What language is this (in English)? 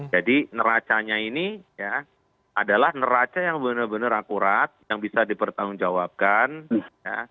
Indonesian